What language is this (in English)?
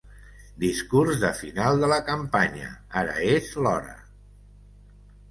Catalan